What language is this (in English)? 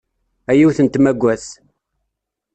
Kabyle